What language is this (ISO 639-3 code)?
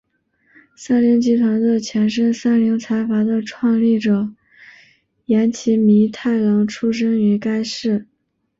zho